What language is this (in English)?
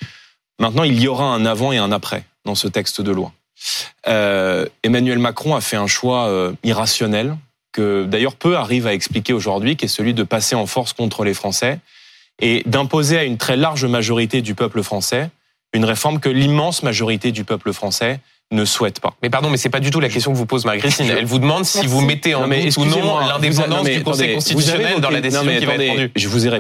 French